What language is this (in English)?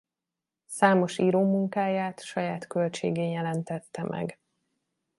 Hungarian